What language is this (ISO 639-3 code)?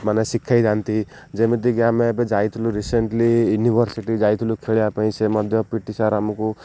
ori